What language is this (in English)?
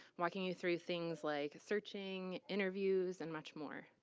English